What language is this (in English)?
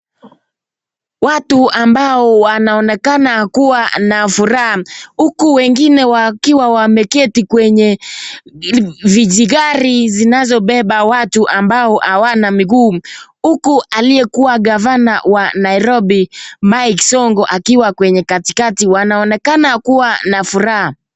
Swahili